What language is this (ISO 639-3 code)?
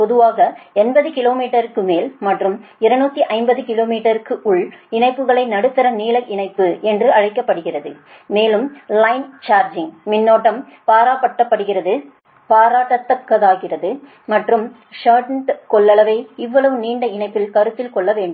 tam